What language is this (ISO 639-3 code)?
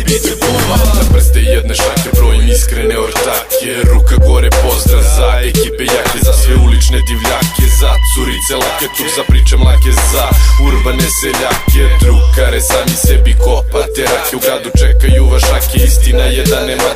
lit